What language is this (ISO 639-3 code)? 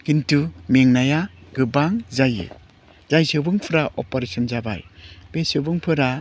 brx